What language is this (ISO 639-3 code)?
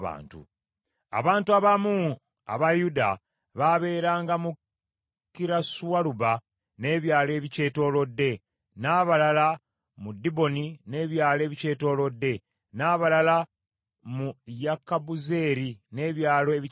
lug